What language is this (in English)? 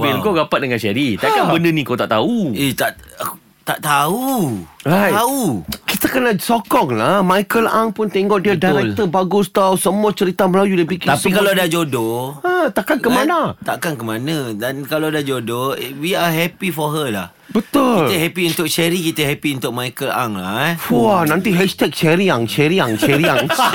Malay